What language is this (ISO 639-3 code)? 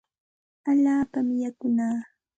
qxt